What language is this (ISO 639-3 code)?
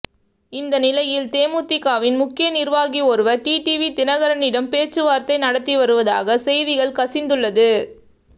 tam